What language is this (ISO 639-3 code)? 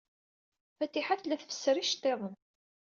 kab